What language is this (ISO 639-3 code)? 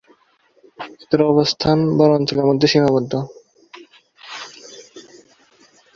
ben